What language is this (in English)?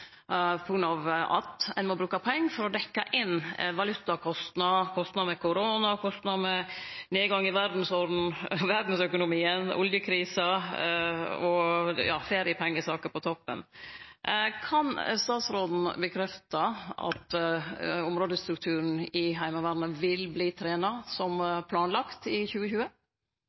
Norwegian Nynorsk